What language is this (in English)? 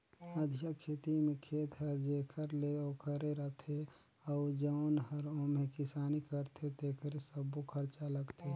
Chhattisgarhi